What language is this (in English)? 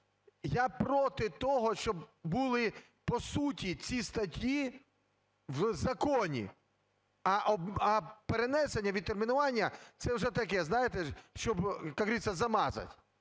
Ukrainian